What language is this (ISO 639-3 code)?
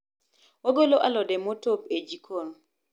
luo